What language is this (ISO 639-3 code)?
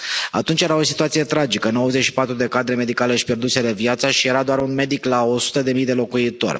ron